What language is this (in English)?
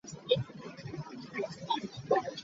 Ganda